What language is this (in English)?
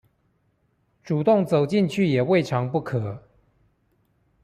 Chinese